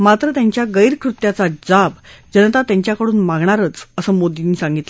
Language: Marathi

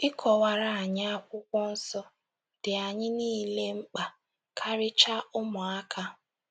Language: Igbo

